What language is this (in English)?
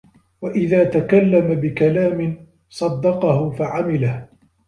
Arabic